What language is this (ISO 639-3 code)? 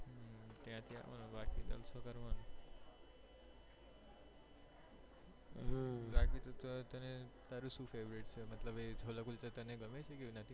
guj